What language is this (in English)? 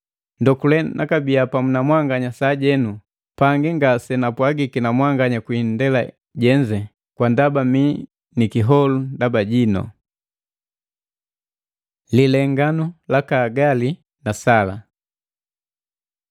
Matengo